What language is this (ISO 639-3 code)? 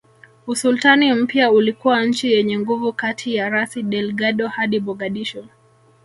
swa